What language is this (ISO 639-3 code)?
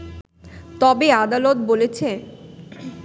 ben